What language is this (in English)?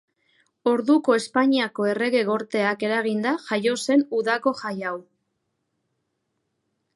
Basque